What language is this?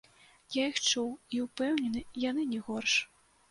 Belarusian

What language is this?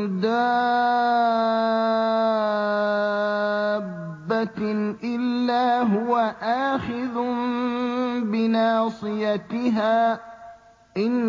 Arabic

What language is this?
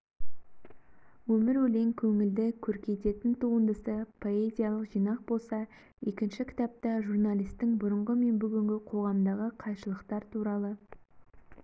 Kazakh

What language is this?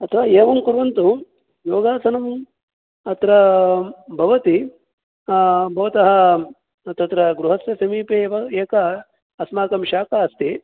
Sanskrit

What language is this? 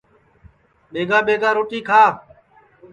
Sansi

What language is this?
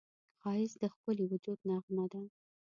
Pashto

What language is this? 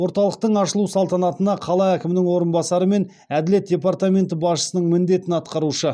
Kazakh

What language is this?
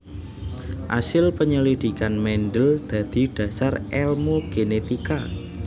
Javanese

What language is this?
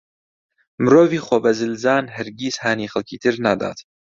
Central Kurdish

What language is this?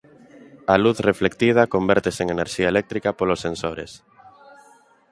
Galician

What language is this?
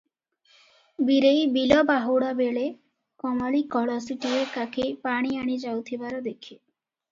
Odia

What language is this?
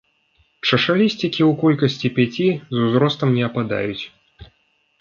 Belarusian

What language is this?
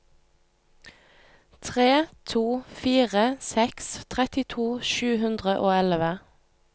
Norwegian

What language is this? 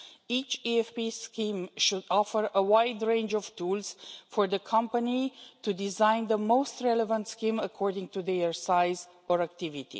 English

